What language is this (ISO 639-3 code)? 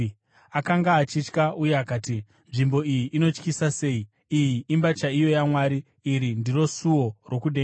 sna